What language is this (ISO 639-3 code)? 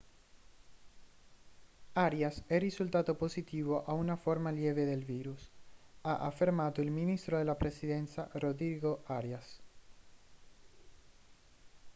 ita